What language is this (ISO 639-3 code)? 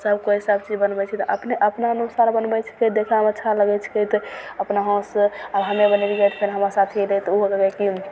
mai